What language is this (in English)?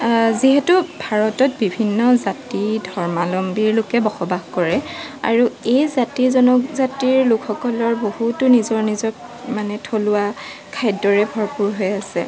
Assamese